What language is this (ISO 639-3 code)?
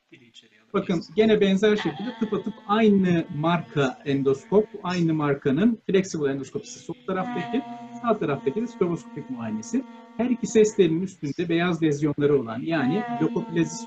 tur